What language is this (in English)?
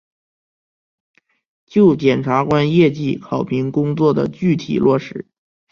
Chinese